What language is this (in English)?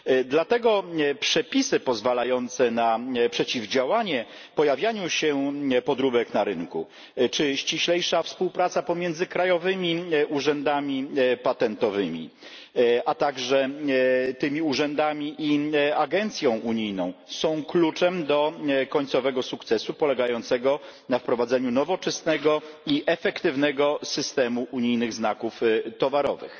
Polish